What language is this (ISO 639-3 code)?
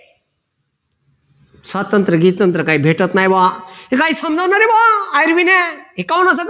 mar